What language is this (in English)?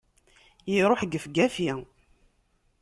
Kabyle